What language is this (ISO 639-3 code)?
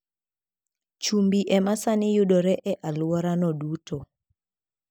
luo